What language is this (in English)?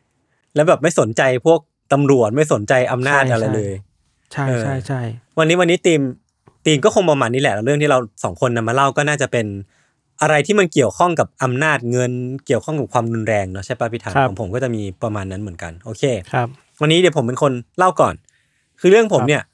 Thai